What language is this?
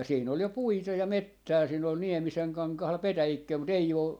Finnish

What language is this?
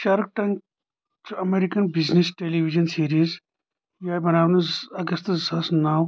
Kashmiri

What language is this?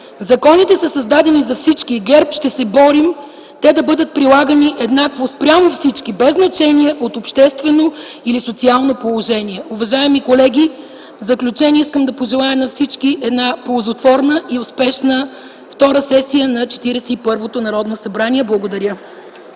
Bulgarian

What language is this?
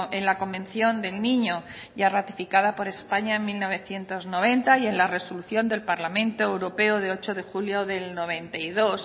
Spanish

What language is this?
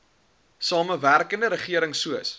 Afrikaans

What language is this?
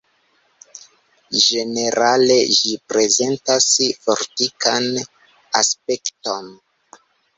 Esperanto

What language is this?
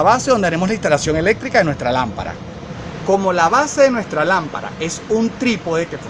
Spanish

